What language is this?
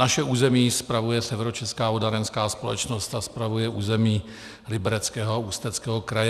Czech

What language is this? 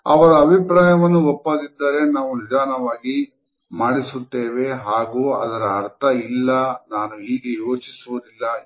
Kannada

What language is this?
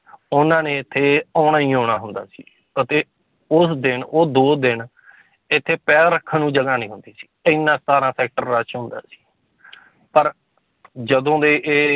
Punjabi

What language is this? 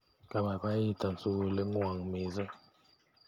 Kalenjin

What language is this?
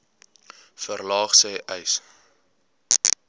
Afrikaans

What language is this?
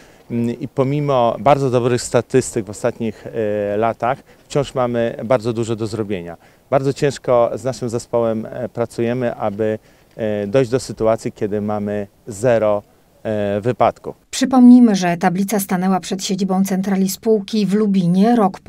Polish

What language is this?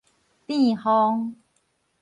Min Nan Chinese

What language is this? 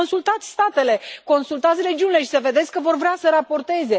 Romanian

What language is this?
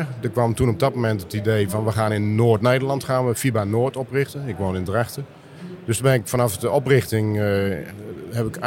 Dutch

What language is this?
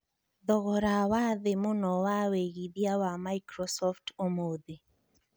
Kikuyu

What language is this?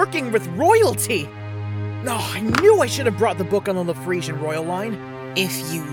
English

